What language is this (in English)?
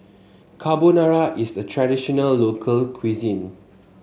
English